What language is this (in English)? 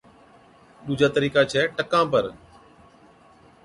Od